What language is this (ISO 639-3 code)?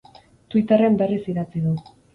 eus